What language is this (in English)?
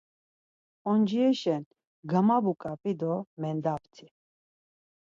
Laz